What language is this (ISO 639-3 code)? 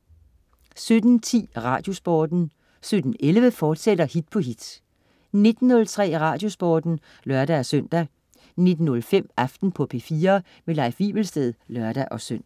dan